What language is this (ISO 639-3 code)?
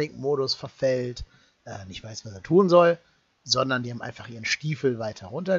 deu